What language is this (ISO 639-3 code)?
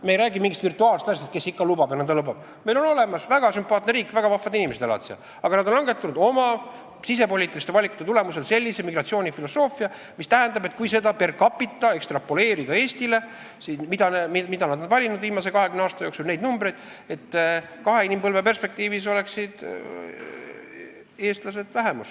est